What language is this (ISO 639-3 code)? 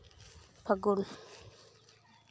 sat